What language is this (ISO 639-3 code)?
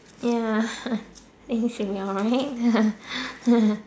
eng